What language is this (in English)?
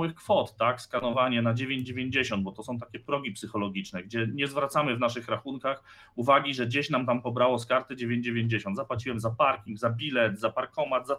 Polish